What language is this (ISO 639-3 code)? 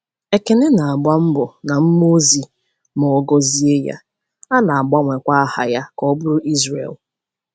ibo